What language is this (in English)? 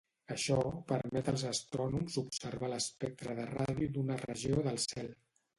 Catalan